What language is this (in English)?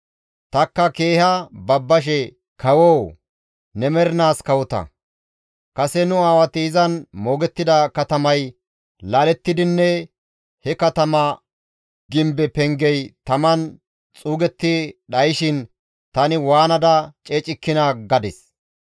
Gamo